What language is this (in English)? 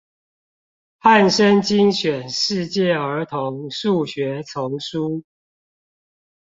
Chinese